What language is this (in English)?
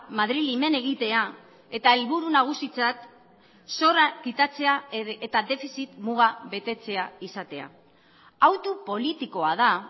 Basque